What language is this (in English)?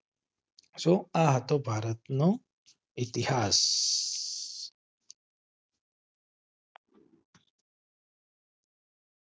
Gujarati